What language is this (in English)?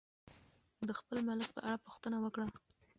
Pashto